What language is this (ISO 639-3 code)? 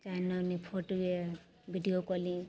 mai